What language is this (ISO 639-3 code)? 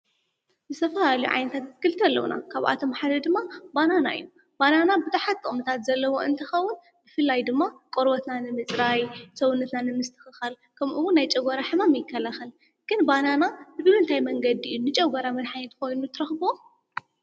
tir